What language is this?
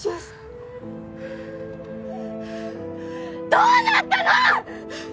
Japanese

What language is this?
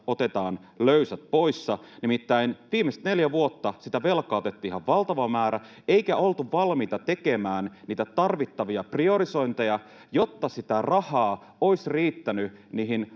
Finnish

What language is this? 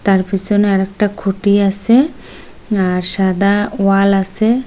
Bangla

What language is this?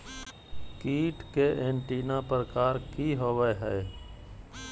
Magahi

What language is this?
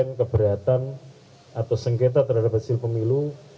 Indonesian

